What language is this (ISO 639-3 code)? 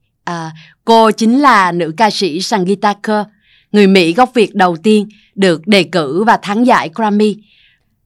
vie